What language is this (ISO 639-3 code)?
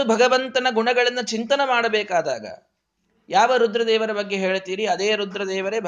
kan